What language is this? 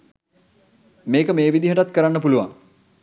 Sinhala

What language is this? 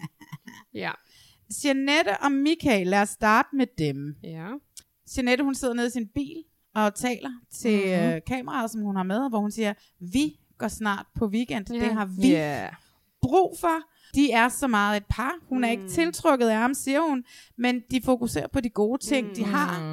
Danish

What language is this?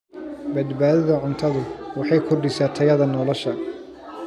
Somali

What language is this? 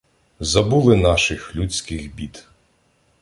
Ukrainian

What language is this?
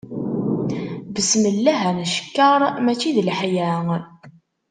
Kabyle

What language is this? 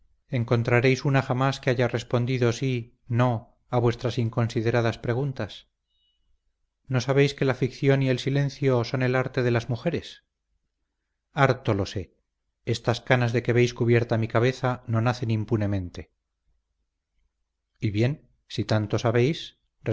Spanish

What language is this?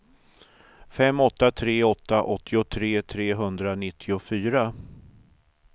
Swedish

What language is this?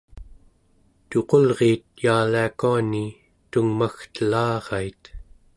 Central Yupik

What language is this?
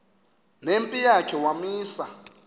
Xhosa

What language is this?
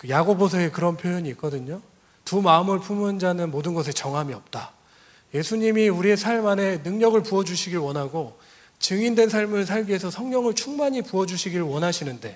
Korean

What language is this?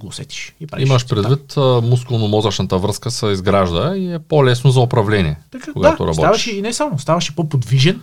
Bulgarian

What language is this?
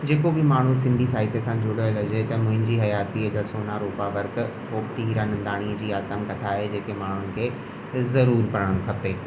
Sindhi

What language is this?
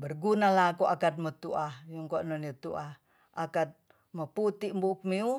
Tonsea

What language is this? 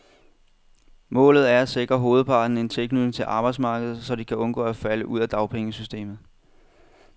Danish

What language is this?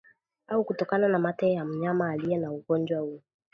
Swahili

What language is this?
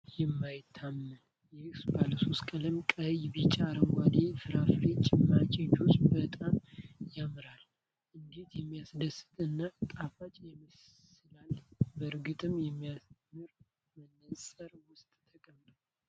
Amharic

